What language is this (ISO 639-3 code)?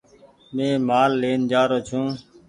gig